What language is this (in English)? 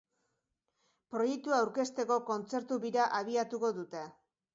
Basque